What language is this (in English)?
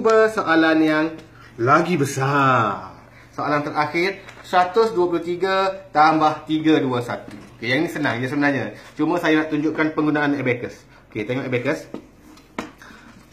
Malay